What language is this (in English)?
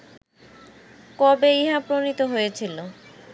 Bangla